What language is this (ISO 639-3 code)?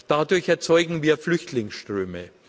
deu